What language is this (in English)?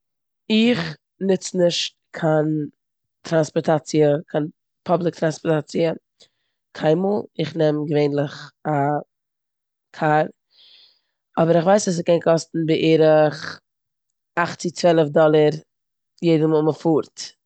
Yiddish